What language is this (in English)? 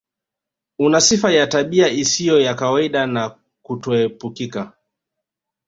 Swahili